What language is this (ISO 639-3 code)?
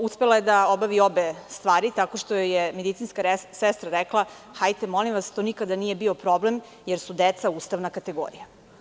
srp